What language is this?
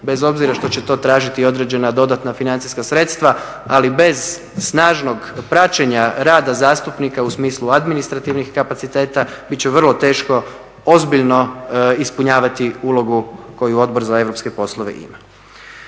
Croatian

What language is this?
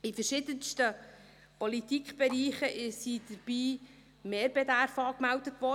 Swiss German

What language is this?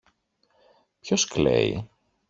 Greek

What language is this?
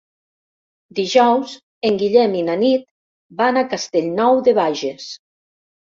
Catalan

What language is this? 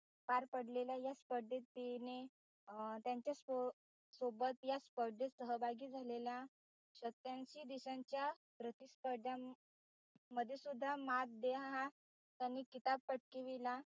Marathi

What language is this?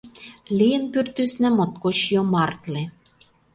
Mari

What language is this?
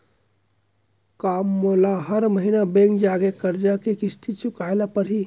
Chhattisgarhi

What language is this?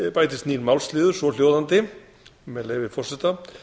Icelandic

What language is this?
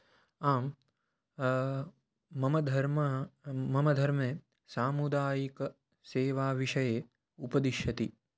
Sanskrit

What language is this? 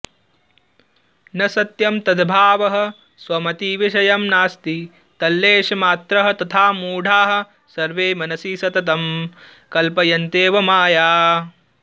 Sanskrit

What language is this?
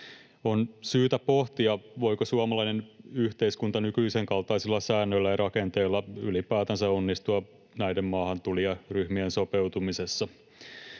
Finnish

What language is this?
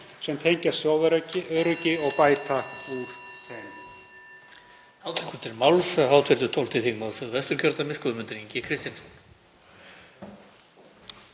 Icelandic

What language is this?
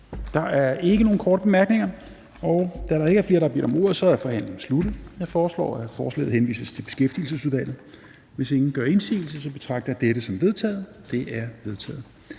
Danish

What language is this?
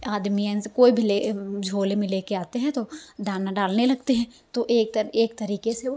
Hindi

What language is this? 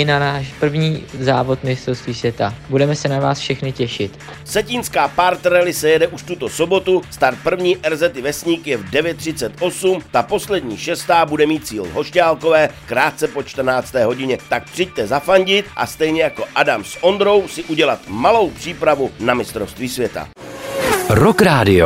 Czech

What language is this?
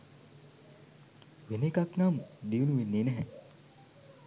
Sinhala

